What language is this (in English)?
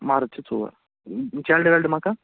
Kashmiri